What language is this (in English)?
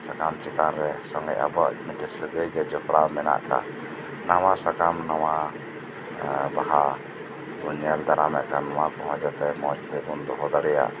Santali